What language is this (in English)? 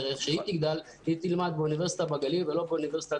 Hebrew